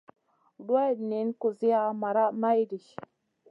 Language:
Masana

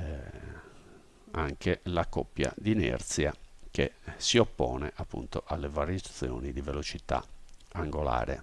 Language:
Italian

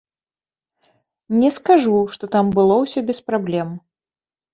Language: Belarusian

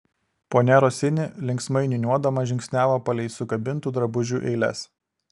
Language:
Lithuanian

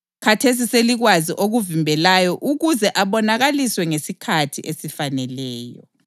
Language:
North Ndebele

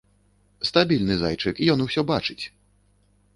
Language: Belarusian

